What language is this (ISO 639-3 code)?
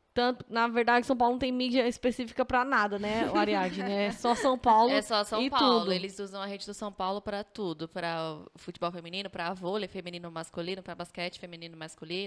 por